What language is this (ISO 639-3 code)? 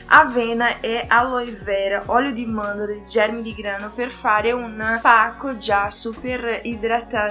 ita